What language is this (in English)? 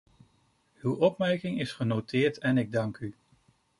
Dutch